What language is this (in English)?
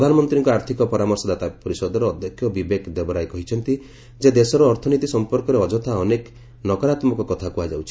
Odia